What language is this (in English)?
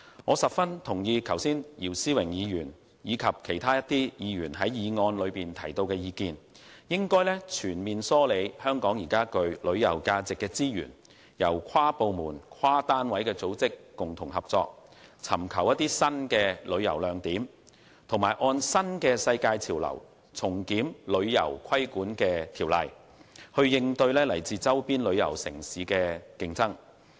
Cantonese